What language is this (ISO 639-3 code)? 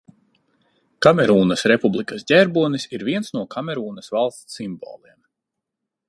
lav